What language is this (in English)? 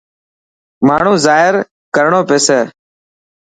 Dhatki